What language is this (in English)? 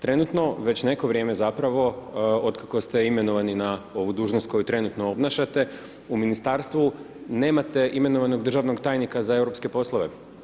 Croatian